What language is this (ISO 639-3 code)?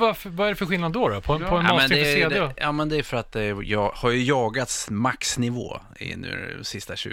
swe